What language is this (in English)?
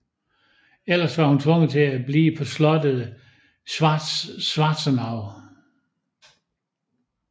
Danish